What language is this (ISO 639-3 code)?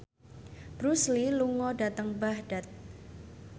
jav